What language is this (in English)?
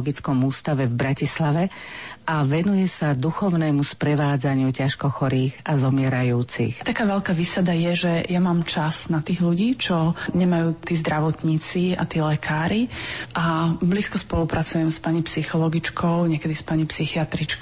Slovak